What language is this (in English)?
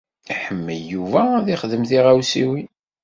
Kabyle